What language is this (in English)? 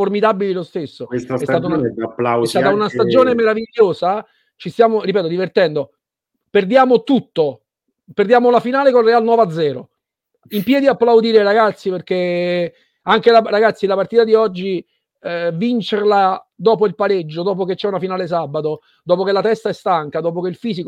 Italian